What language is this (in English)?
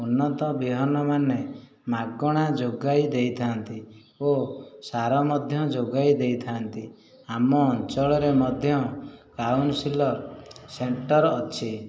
Odia